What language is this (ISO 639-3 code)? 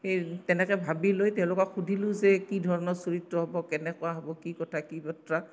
asm